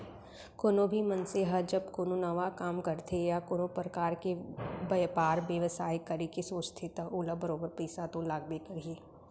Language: Chhattisgarhi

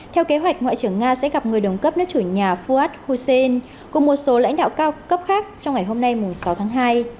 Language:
Vietnamese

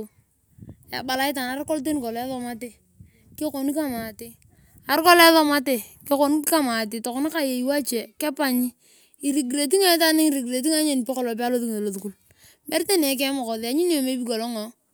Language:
Turkana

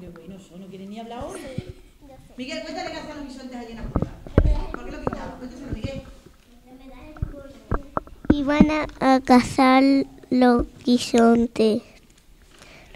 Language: Spanish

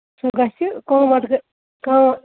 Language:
Kashmiri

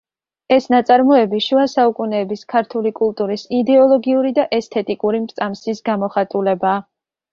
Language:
Georgian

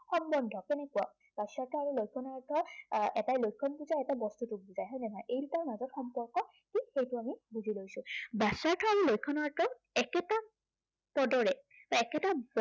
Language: Assamese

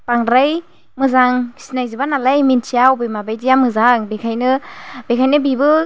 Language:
Bodo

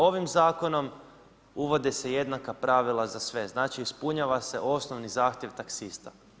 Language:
Croatian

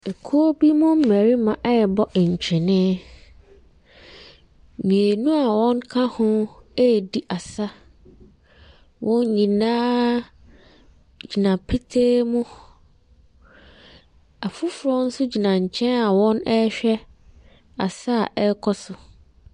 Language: Akan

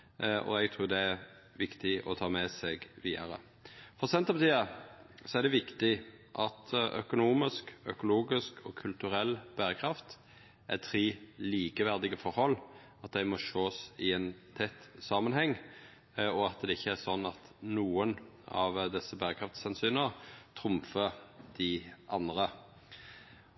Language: Norwegian Nynorsk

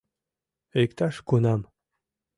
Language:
Mari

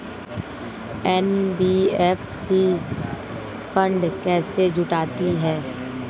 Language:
Hindi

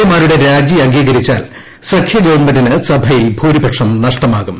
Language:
Malayalam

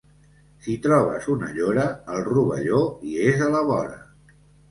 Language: Catalan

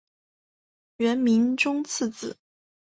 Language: Chinese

